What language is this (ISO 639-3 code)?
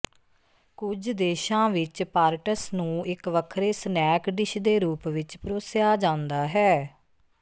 pan